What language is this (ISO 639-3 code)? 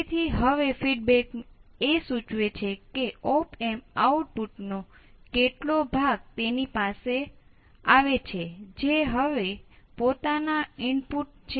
guj